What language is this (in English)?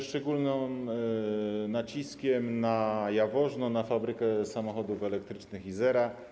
Polish